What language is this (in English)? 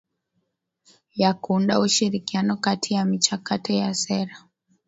Swahili